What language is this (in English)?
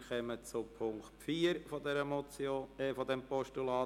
Swiss German